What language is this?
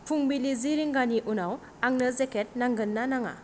Bodo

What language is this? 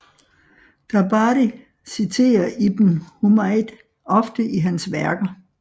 Danish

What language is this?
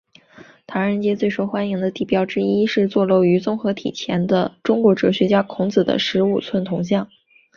Chinese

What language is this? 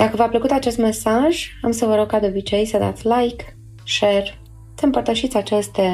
Romanian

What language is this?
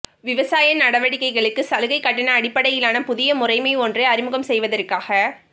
Tamil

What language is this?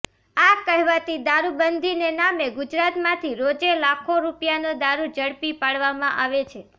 Gujarati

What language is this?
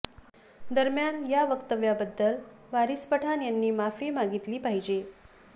Marathi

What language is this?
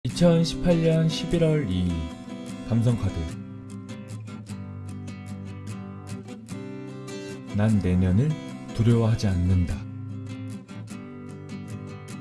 Korean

